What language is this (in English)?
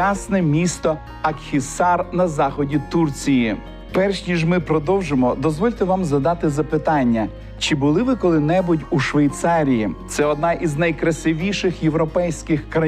Ukrainian